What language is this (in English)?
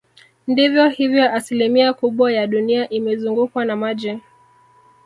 Swahili